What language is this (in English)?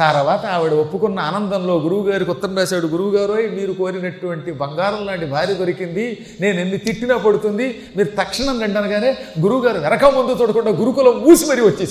Telugu